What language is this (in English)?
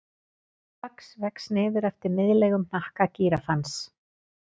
Icelandic